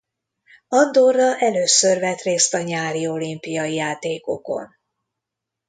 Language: Hungarian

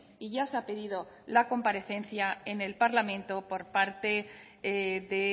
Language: Spanish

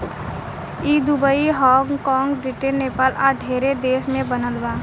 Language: Bhojpuri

